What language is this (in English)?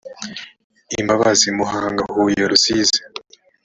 Kinyarwanda